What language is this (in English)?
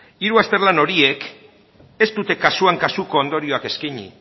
Basque